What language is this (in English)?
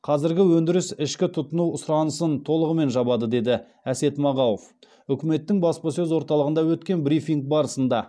Kazakh